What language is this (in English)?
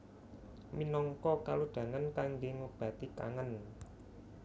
Javanese